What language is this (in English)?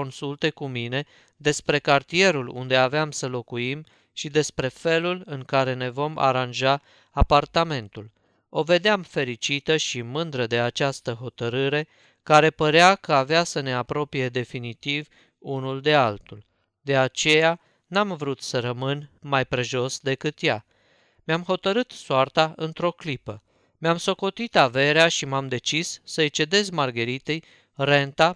Romanian